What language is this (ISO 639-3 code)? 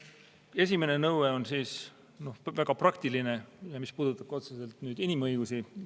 est